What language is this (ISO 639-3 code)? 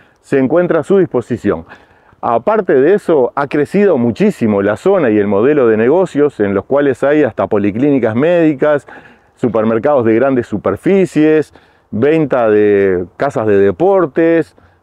spa